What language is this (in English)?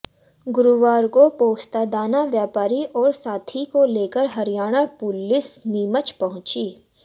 Hindi